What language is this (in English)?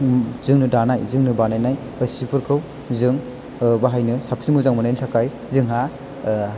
Bodo